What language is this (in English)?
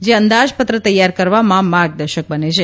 Gujarati